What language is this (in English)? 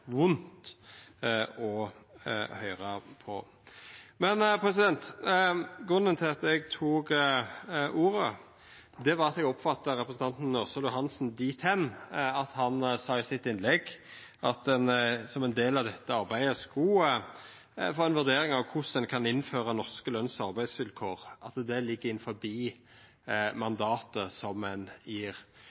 Norwegian Nynorsk